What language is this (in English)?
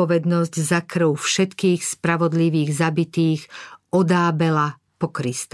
Slovak